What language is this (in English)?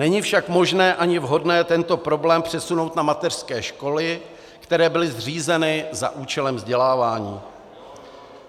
Czech